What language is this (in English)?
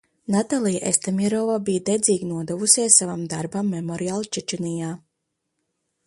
Latvian